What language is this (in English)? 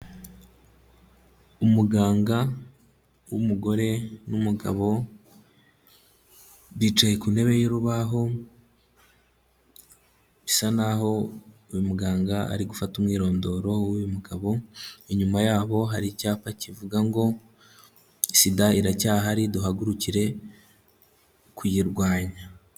Kinyarwanda